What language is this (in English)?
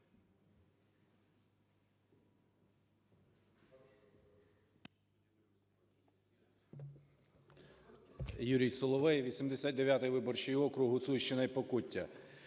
Ukrainian